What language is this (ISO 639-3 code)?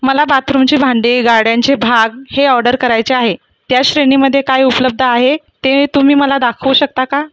mar